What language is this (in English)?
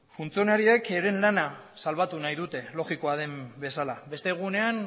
Basque